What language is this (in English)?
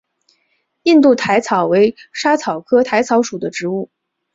Chinese